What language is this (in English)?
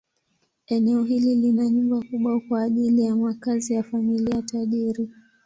Swahili